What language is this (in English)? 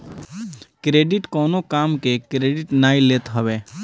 Bhojpuri